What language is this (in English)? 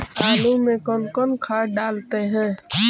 Magahi